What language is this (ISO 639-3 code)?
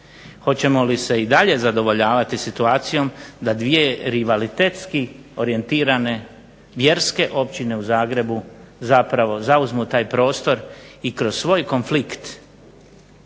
hrv